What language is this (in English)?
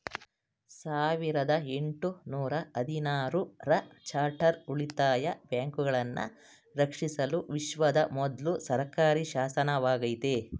Kannada